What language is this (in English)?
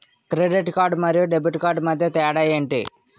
Telugu